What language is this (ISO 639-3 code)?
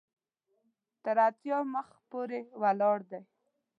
pus